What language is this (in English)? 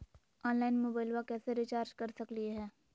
Magahi